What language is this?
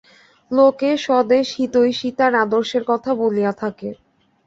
Bangla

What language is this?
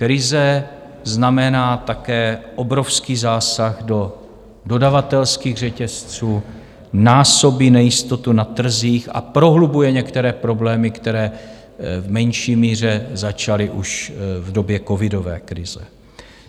Czech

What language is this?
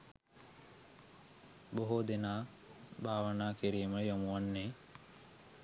Sinhala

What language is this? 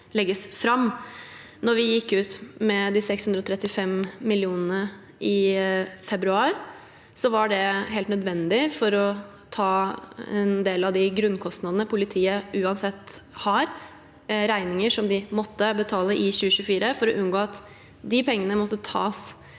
Norwegian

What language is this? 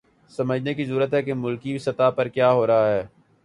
Urdu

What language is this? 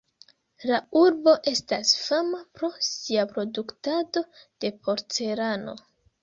Esperanto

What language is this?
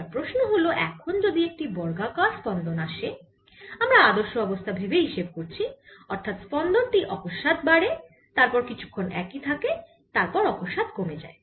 Bangla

